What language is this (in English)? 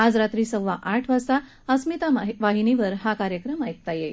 Marathi